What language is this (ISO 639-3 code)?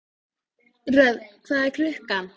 isl